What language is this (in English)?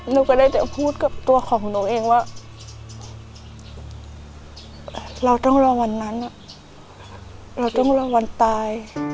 Thai